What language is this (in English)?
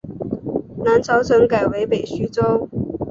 Chinese